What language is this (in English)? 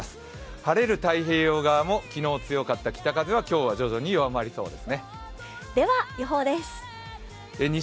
Japanese